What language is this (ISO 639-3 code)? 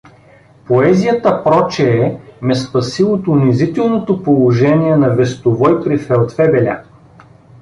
bul